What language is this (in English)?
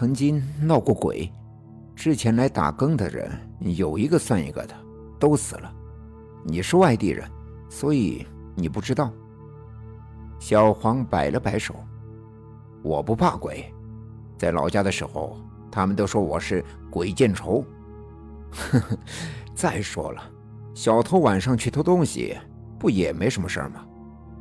Chinese